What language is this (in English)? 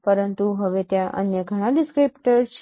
Gujarati